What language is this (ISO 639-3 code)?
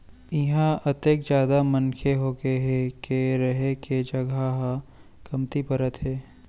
hne